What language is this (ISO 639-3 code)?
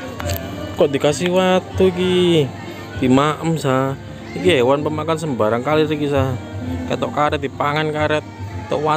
ind